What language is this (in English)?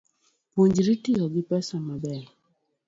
Luo (Kenya and Tanzania)